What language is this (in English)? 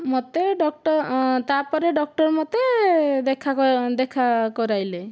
Odia